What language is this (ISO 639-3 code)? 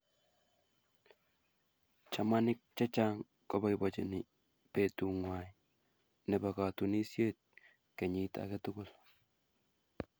kln